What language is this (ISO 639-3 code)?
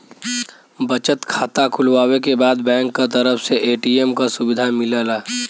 bho